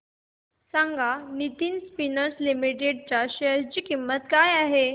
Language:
Marathi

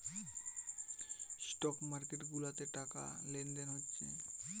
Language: Bangla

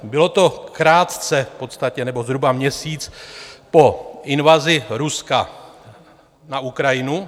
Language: Czech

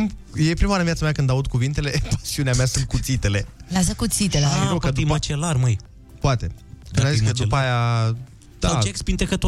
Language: Romanian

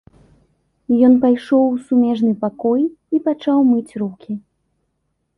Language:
Belarusian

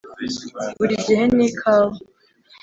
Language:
Kinyarwanda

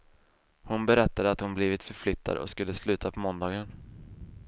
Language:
Swedish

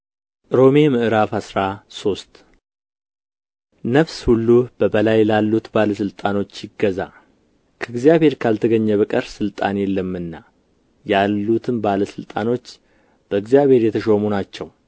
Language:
Amharic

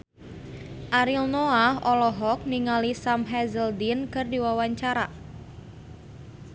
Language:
Sundanese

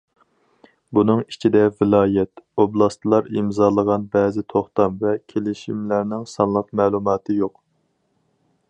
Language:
Uyghur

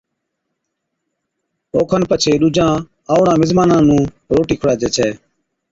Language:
Od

